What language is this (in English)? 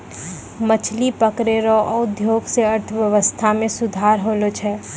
Maithili